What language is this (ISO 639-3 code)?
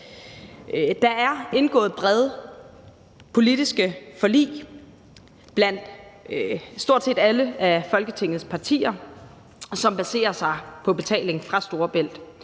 dan